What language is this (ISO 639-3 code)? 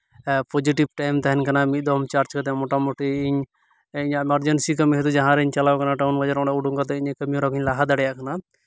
sat